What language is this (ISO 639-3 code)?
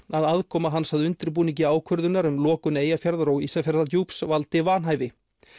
isl